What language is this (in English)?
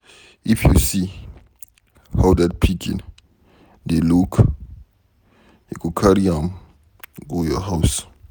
Nigerian Pidgin